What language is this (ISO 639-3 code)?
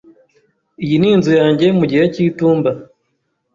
kin